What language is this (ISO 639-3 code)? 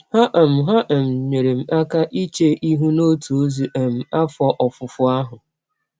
ibo